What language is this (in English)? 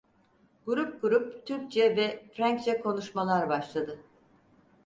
Turkish